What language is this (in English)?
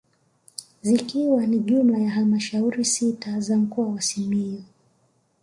Swahili